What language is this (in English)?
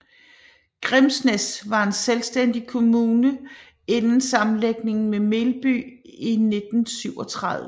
Danish